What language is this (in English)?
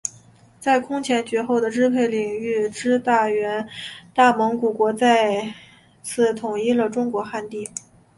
Chinese